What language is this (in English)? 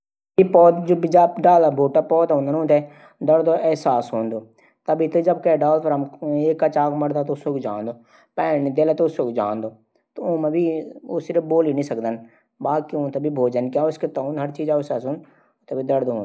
Garhwali